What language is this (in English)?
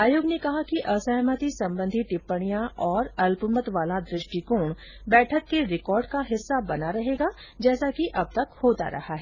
Hindi